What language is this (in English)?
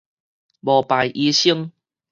Min Nan Chinese